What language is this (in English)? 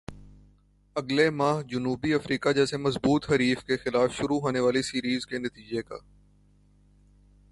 Urdu